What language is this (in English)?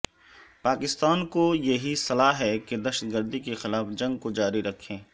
Urdu